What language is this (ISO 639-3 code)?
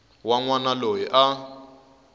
tso